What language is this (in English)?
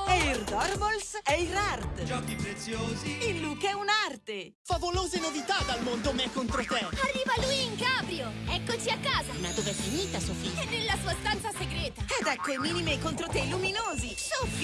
Italian